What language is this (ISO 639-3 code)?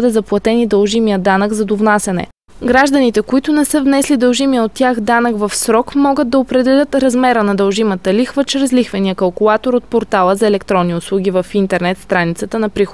bul